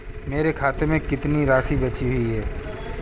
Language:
Hindi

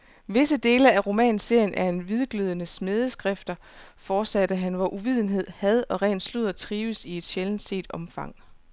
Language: Danish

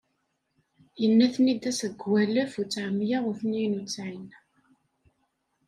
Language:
Kabyle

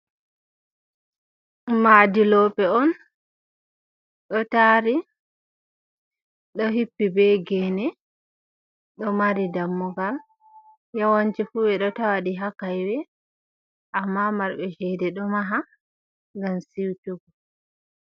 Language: Fula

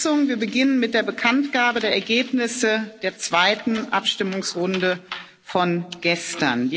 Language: German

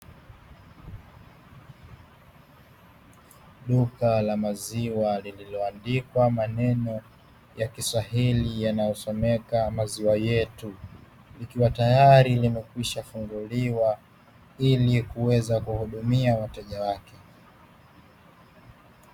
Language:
Swahili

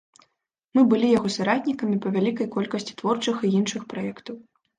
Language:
Belarusian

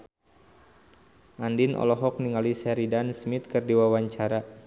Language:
Sundanese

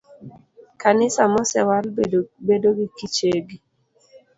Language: Luo (Kenya and Tanzania)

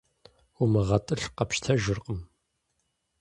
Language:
Kabardian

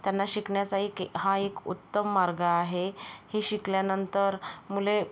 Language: Marathi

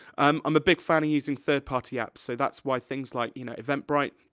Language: English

